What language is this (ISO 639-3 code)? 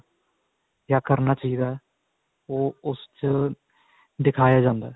pan